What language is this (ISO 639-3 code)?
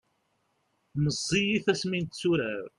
kab